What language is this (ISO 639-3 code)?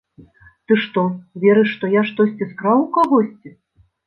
bel